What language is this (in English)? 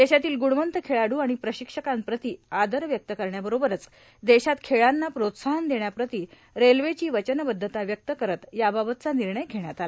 Marathi